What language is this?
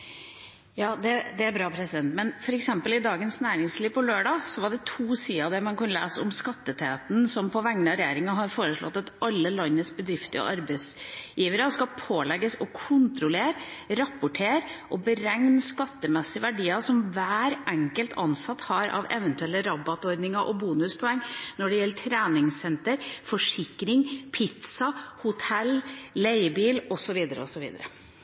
Norwegian Bokmål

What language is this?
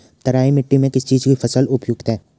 Hindi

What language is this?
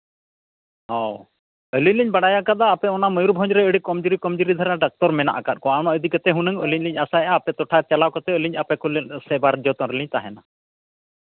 Santali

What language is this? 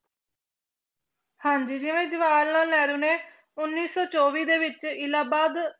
Punjabi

